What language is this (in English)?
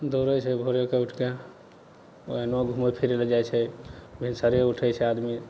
Maithili